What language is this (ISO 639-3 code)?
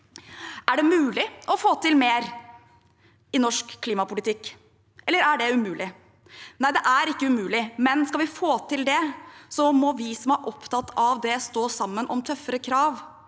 nor